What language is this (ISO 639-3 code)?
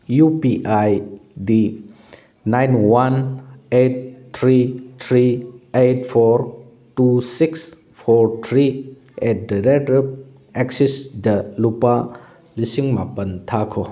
mni